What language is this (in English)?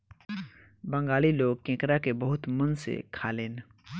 Bhojpuri